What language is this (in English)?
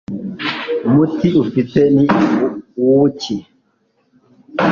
Kinyarwanda